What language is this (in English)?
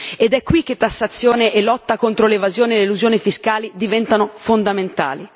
Italian